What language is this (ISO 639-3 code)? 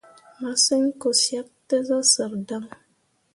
mua